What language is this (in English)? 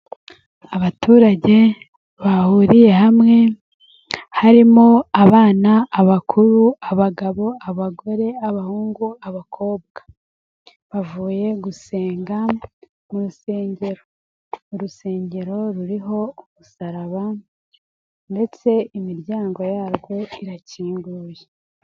Kinyarwanda